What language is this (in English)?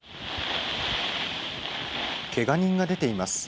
Japanese